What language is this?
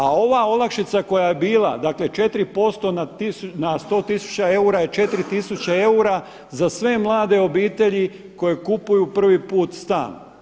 Croatian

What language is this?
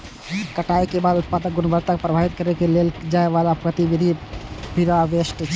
Maithili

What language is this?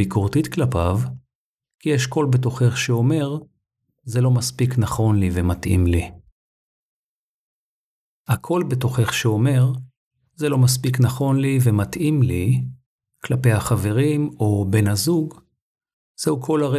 Hebrew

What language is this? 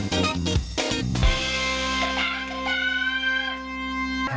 Thai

